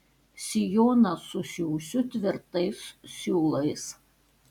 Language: Lithuanian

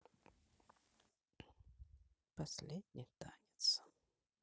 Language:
Russian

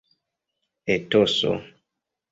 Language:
Esperanto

